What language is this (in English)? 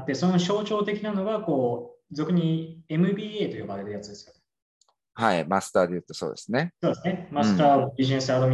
Japanese